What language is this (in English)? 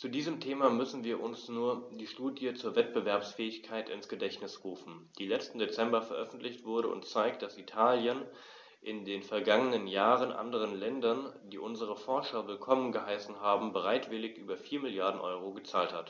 German